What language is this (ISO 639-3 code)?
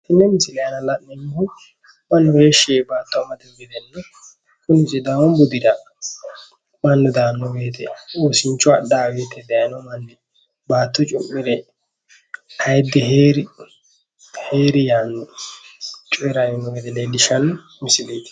sid